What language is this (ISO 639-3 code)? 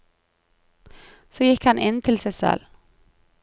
nor